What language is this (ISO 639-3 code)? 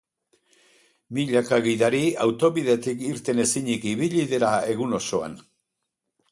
eus